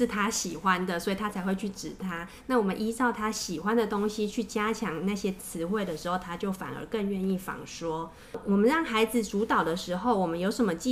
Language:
Chinese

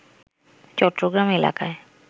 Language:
Bangla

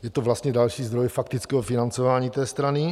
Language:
Czech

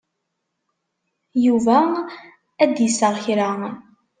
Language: Kabyle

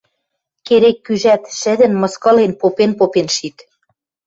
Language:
Western Mari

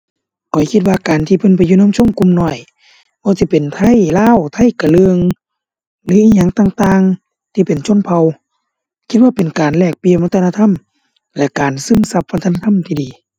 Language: Thai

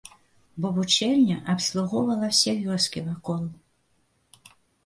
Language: Belarusian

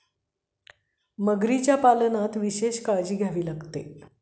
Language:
Marathi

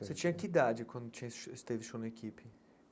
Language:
Portuguese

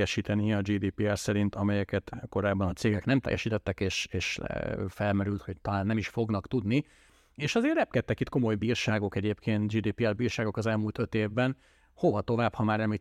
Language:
Hungarian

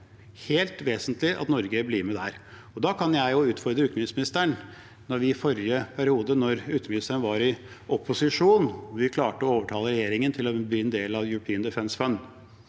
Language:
Norwegian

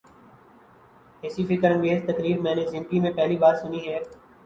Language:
Urdu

